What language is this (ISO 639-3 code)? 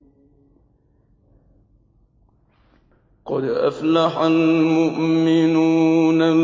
ara